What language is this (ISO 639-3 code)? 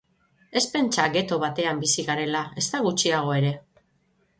eus